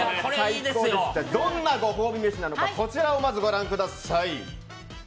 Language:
Japanese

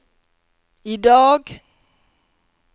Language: Norwegian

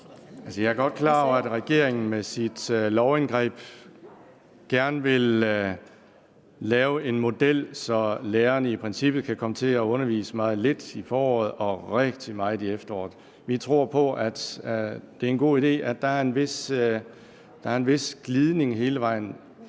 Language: Danish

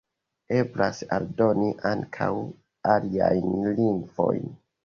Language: Esperanto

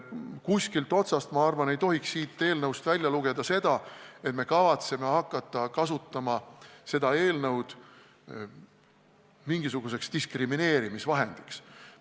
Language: Estonian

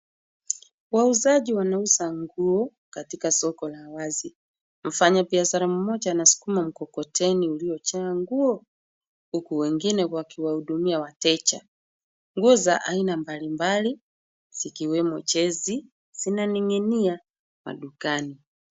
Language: Swahili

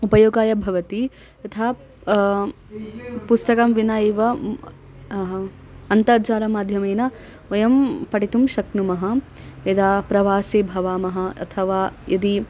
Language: Sanskrit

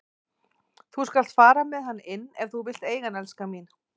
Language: Icelandic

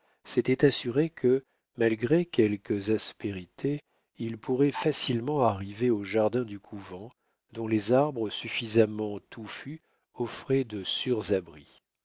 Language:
French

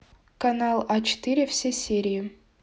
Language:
Russian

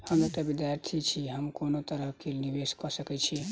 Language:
Maithili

